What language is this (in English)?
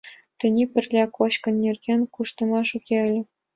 Mari